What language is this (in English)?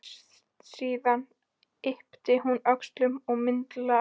Icelandic